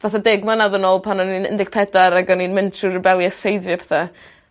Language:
Welsh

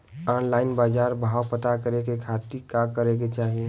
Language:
Bhojpuri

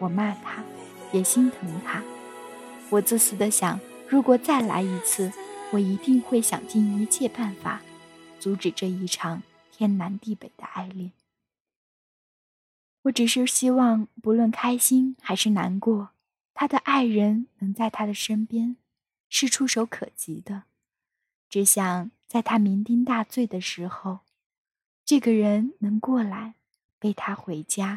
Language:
Chinese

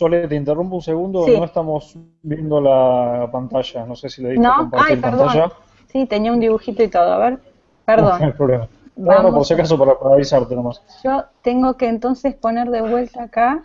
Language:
Spanish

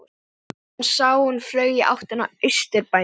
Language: Icelandic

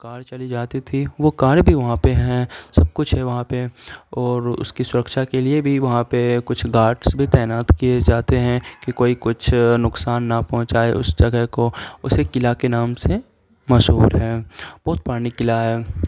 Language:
Urdu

